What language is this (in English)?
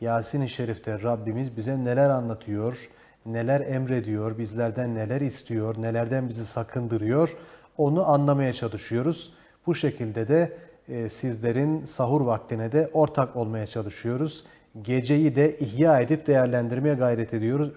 Turkish